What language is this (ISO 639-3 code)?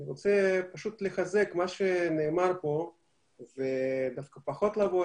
heb